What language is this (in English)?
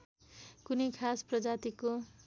Nepali